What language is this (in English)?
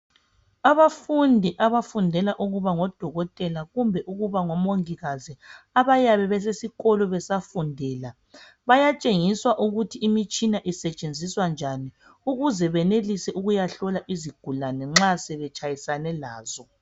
North Ndebele